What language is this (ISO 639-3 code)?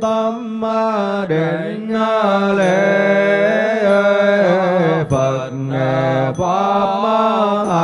vie